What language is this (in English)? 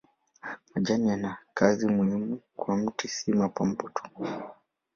Swahili